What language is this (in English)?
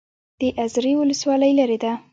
Pashto